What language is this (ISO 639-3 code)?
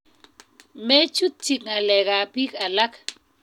kln